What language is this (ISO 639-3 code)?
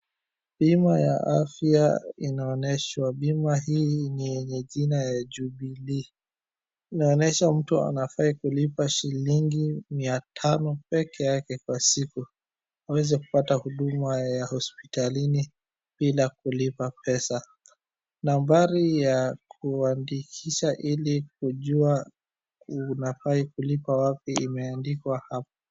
swa